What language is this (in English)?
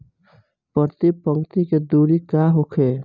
Bhojpuri